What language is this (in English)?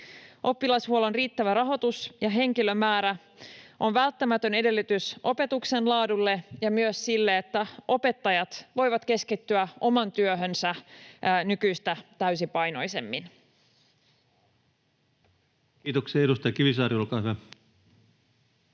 Finnish